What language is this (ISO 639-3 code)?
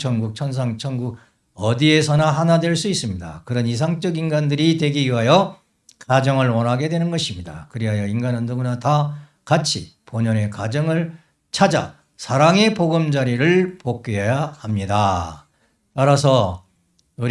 kor